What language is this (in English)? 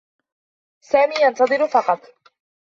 Arabic